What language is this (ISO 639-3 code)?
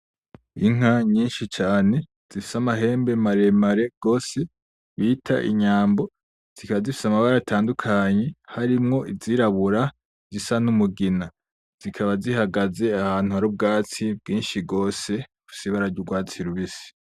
run